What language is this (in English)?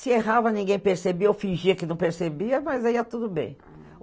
Portuguese